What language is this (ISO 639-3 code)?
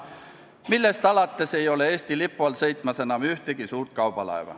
est